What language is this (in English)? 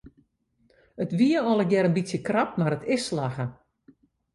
Western Frisian